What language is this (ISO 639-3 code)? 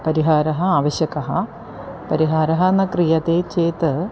san